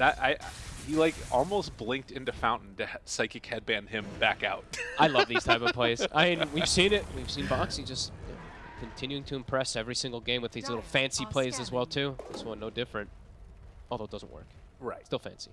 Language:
English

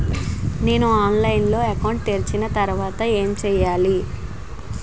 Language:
Telugu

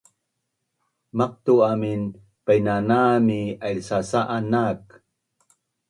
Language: Bunun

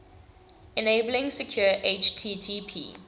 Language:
English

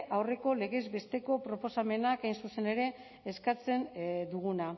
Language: Basque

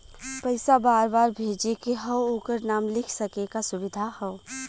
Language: Bhojpuri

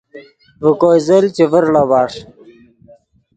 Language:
Yidgha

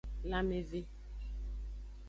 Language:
Aja (Benin)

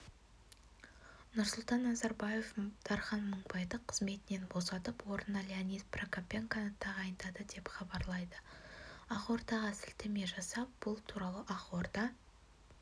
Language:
Kazakh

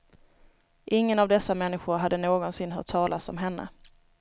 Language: Swedish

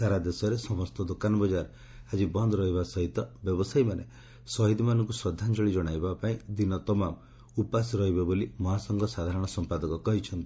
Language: Odia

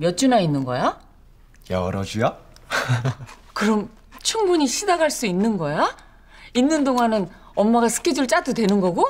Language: Korean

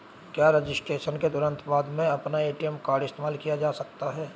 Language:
Hindi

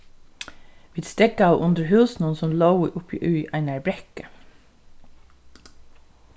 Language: Faroese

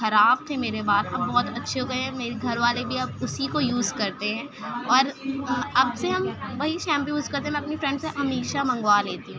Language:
Urdu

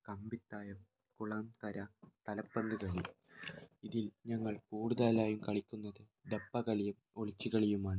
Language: Malayalam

